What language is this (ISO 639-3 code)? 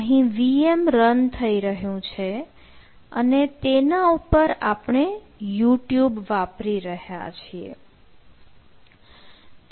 guj